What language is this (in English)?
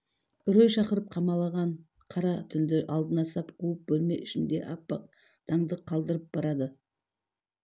Kazakh